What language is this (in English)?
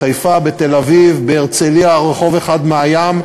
Hebrew